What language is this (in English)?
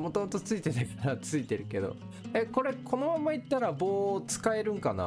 Japanese